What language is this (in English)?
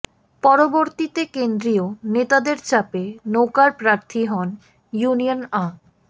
Bangla